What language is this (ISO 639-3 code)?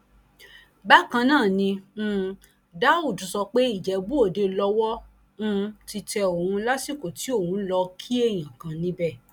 yor